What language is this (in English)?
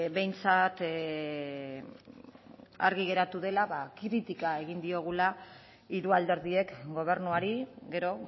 Basque